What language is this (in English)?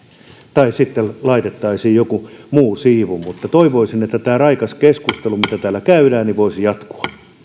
Finnish